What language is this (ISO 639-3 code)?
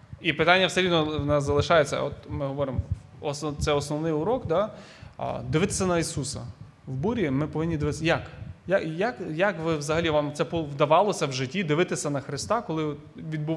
ukr